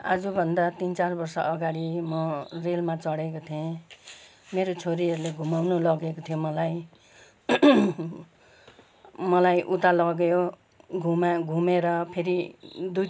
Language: Nepali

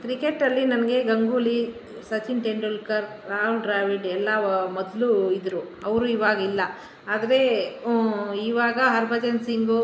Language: Kannada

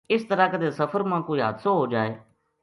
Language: Gujari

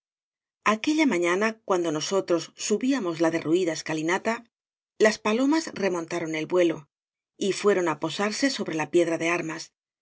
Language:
Spanish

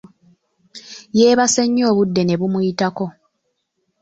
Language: Ganda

